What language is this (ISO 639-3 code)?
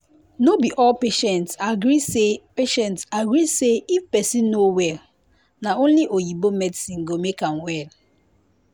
pcm